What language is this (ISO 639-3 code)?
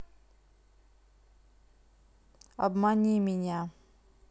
rus